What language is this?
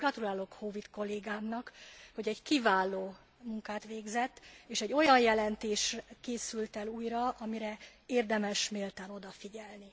Hungarian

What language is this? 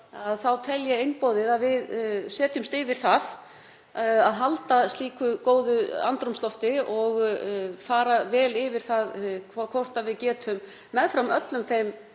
Icelandic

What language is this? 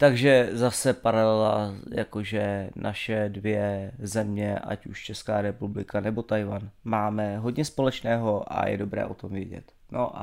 Czech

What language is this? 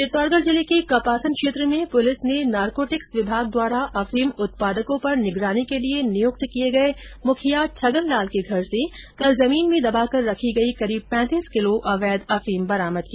Hindi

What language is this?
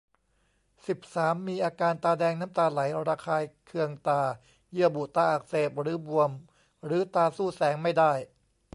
Thai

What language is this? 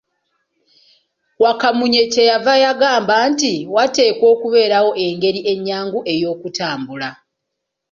Ganda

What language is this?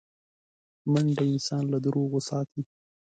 Pashto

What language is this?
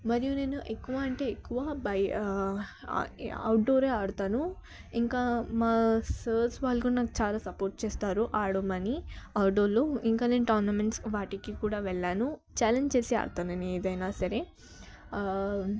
Telugu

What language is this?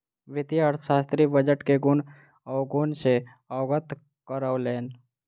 Maithili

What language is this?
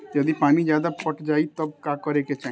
Bhojpuri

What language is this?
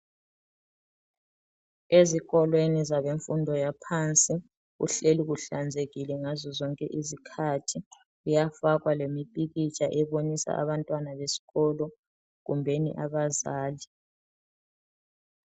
North Ndebele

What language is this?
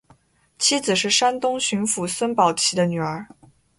Chinese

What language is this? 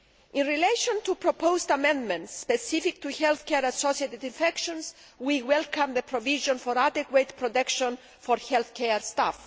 English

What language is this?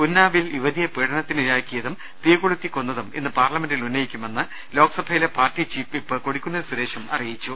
Malayalam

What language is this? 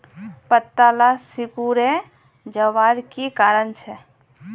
Magahi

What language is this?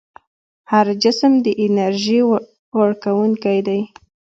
Pashto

